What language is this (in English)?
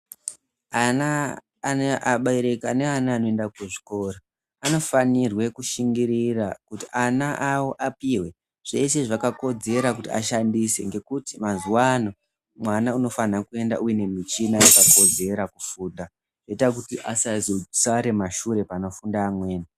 Ndau